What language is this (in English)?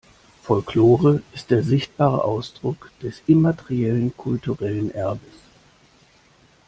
German